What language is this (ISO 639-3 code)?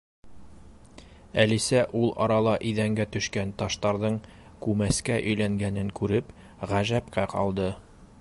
bak